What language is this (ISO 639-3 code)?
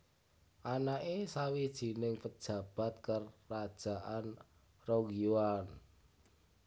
jav